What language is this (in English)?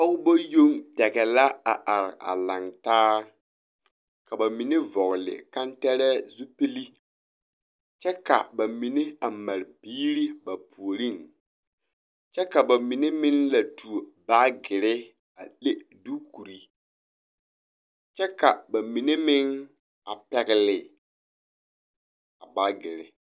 Southern Dagaare